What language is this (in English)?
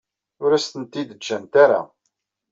Kabyle